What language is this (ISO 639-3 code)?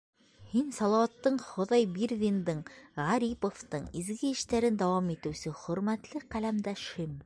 bak